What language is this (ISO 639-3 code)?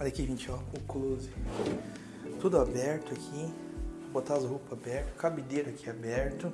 por